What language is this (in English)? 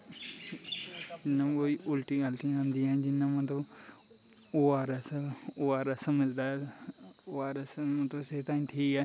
Dogri